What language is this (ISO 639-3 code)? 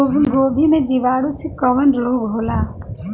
bho